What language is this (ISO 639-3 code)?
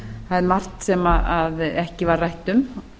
isl